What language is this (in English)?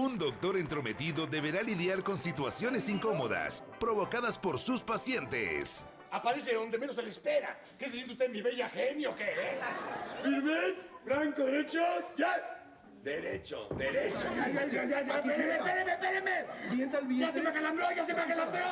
Spanish